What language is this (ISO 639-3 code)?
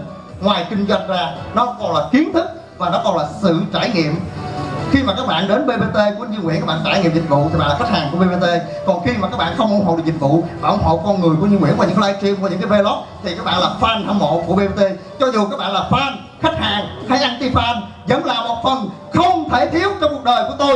vie